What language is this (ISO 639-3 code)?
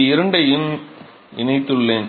tam